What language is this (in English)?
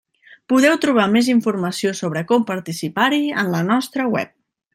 Catalan